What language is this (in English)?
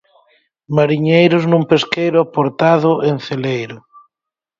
Galician